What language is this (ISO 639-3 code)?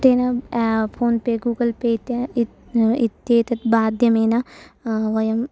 san